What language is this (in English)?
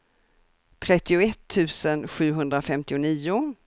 Swedish